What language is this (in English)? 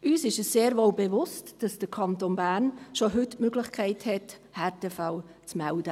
Swiss German